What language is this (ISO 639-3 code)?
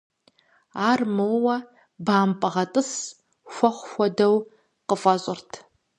kbd